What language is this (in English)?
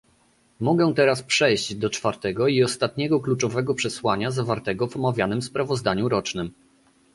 Polish